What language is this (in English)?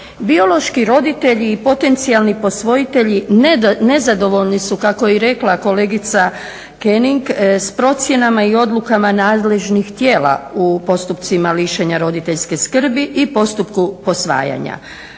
Croatian